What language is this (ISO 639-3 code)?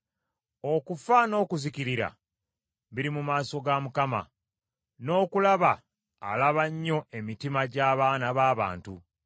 lug